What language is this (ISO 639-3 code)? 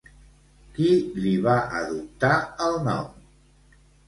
cat